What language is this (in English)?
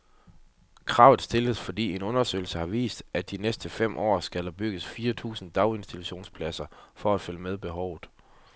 Danish